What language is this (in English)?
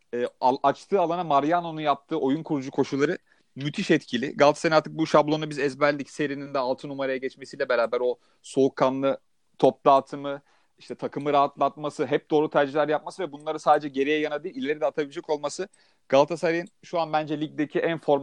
Turkish